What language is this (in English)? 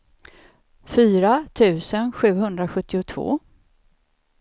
Swedish